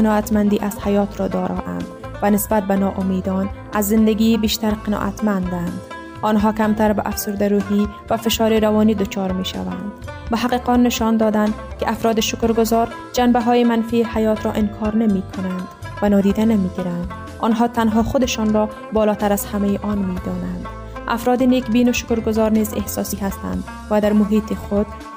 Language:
Persian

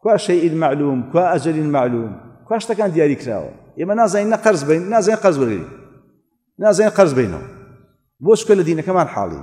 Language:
Arabic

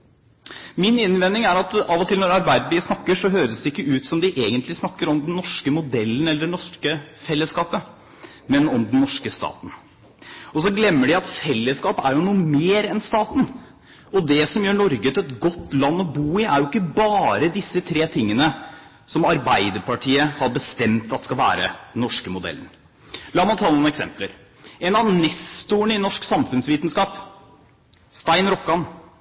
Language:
Norwegian Bokmål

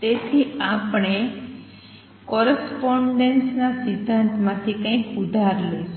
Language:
Gujarati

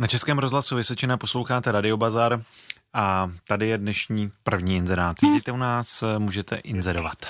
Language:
Czech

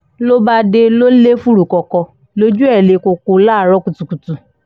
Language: Yoruba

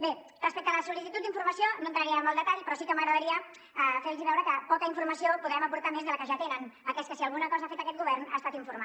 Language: Catalan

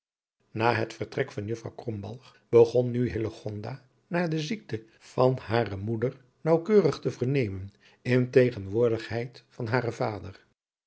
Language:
Dutch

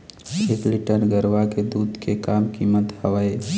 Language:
Chhattisgarhi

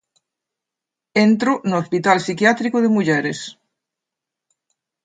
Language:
Galician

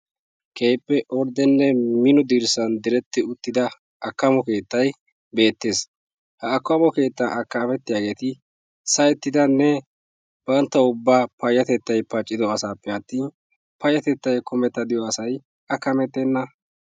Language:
Wolaytta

